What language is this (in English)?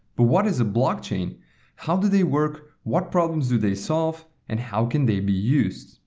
English